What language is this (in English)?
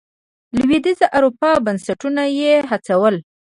Pashto